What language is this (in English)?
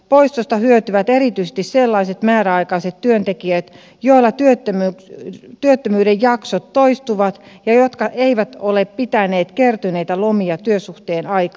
Finnish